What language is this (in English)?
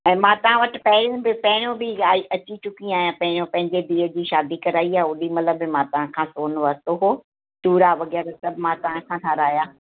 Sindhi